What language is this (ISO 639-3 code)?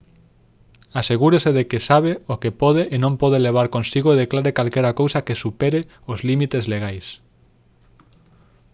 glg